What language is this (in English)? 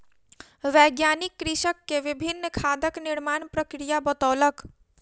Maithili